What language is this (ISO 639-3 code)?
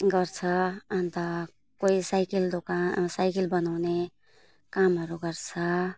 nep